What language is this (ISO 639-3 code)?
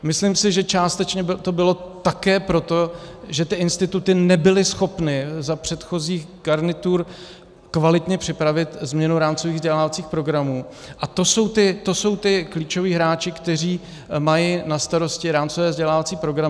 ces